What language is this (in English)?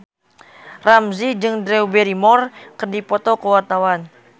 Sundanese